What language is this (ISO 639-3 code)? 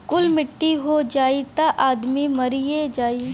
bho